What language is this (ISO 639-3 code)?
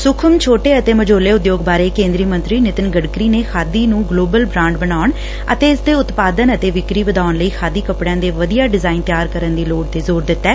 pan